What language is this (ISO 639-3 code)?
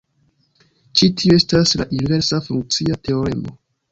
epo